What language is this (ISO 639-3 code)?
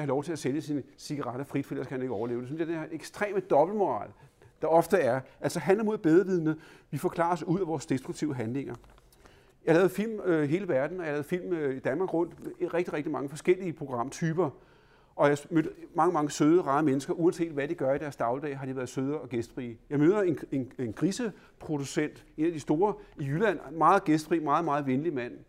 dan